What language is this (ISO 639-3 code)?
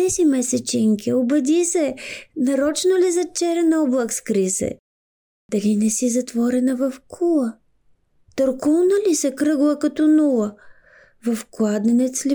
bul